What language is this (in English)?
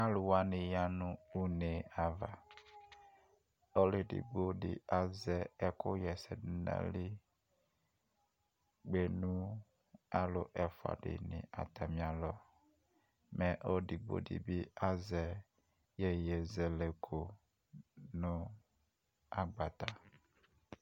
Ikposo